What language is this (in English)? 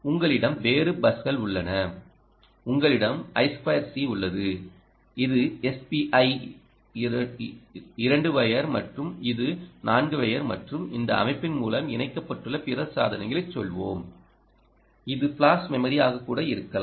Tamil